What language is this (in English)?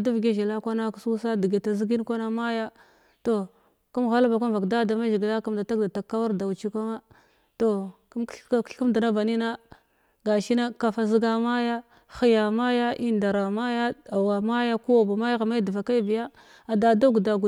Glavda